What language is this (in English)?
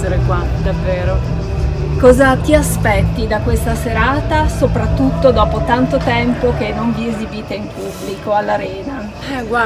Italian